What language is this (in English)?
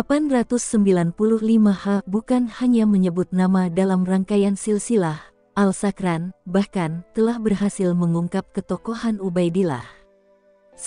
Indonesian